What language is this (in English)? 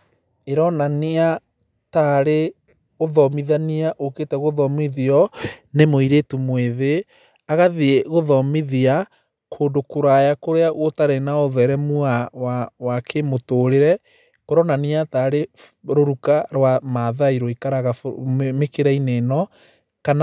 Kikuyu